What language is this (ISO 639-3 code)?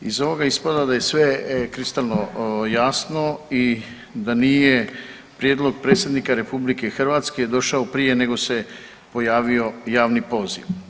hrv